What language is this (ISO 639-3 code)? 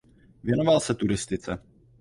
ces